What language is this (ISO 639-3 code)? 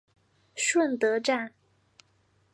zho